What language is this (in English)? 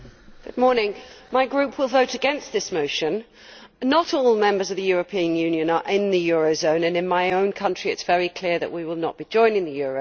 English